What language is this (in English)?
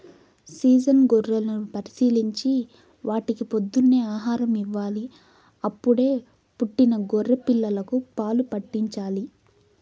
Telugu